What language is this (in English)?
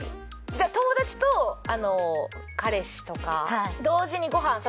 Japanese